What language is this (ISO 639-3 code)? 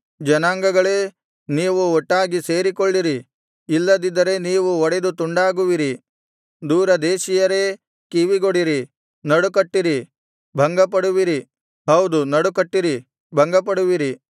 kan